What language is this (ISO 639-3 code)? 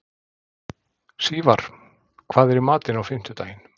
isl